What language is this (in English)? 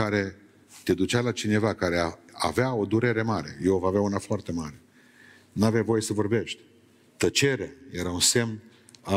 Romanian